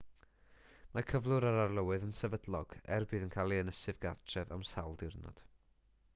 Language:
Welsh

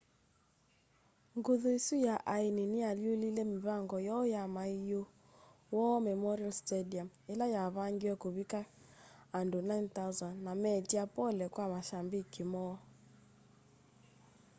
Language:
Kamba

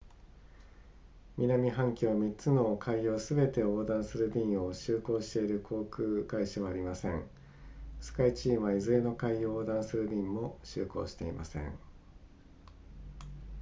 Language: Japanese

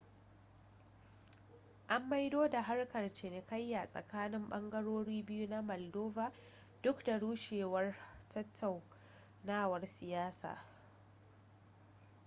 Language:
Hausa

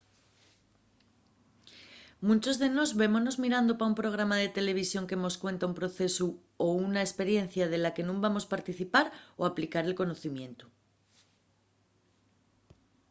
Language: Asturian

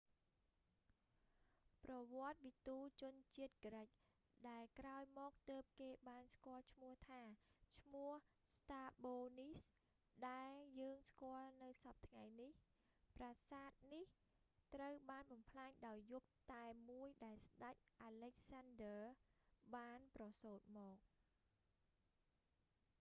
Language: Khmer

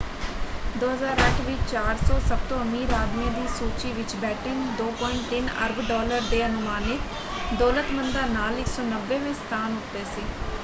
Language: Punjabi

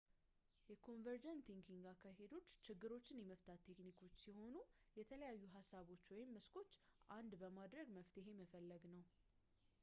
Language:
Amharic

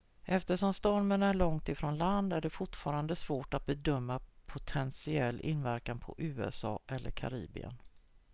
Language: Swedish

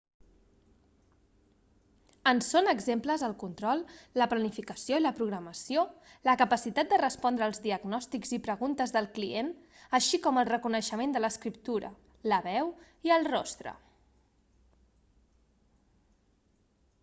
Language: Catalan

